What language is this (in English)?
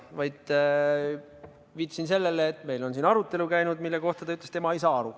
Estonian